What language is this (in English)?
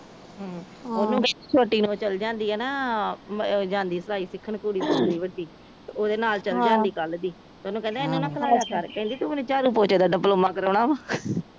Punjabi